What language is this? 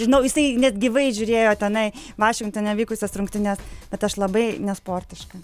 Lithuanian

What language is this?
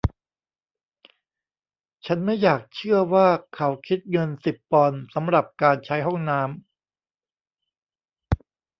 Thai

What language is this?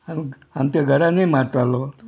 Konkani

